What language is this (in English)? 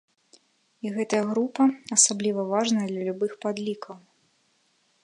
Belarusian